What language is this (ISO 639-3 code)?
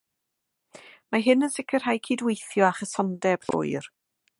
cym